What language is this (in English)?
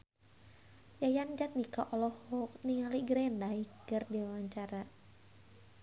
Sundanese